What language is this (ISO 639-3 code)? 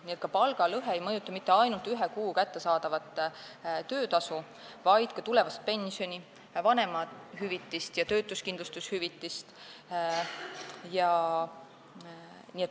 est